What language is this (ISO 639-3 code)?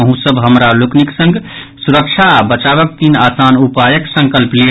mai